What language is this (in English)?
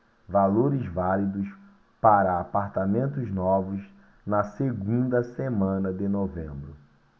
Portuguese